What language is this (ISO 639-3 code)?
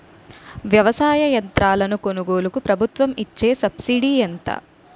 tel